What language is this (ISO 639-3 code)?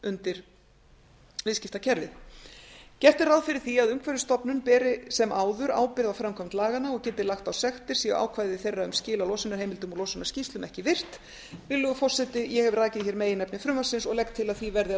isl